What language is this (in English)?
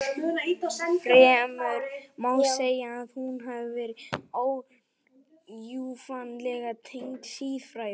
Icelandic